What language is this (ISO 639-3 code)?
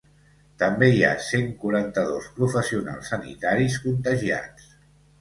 cat